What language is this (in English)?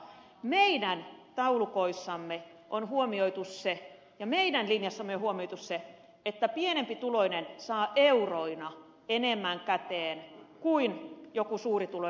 Finnish